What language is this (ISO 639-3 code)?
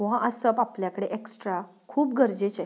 kok